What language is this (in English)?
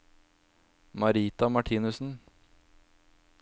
Norwegian